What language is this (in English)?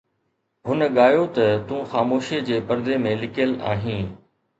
Sindhi